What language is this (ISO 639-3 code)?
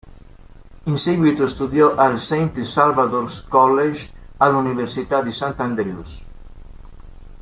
ita